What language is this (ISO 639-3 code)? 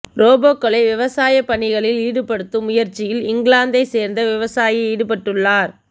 tam